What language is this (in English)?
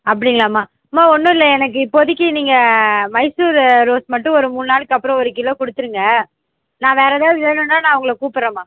Tamil